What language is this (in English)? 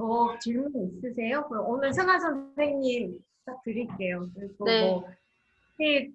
Korean